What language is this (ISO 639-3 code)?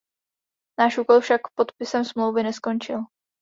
ces